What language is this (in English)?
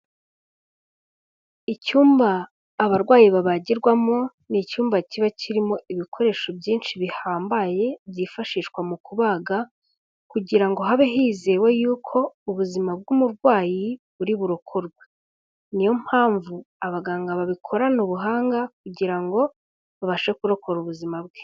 Kinyarwanda